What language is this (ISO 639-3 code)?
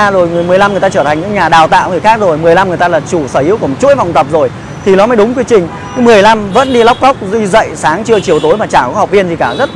vie